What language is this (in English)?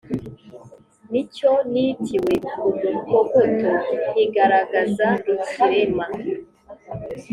Kinyarwanda